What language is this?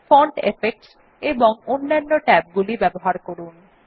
Bangla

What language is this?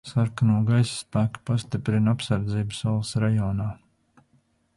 Latvian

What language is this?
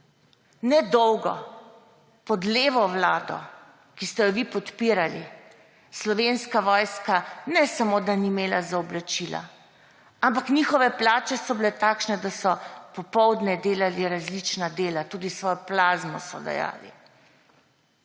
Slovenian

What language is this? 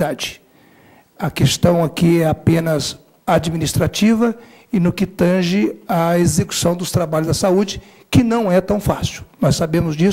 Portuguese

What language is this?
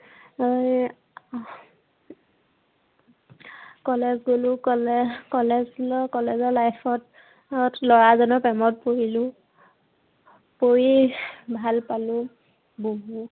Assamese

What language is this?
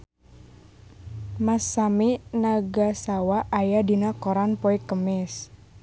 Sundanese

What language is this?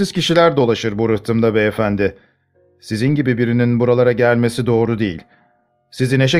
Turkish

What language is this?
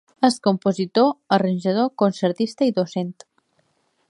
Catalan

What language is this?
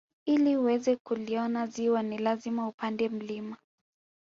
Swahili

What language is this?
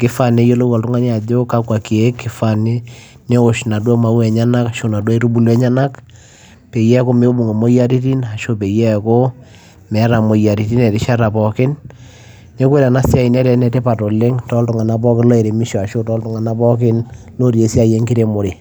Masai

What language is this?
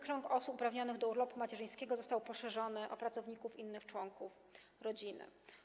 Polish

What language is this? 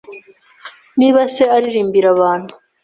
Kinyarwanda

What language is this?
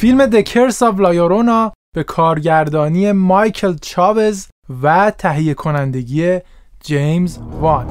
Persian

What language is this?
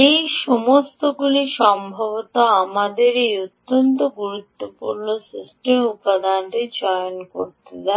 Bangla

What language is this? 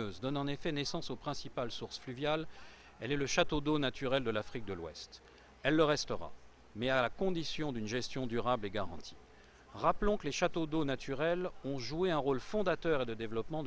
French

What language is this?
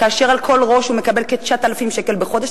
Hebrew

